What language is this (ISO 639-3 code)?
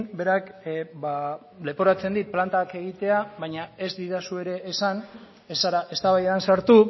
eus